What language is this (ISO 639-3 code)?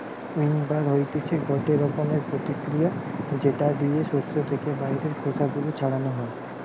ben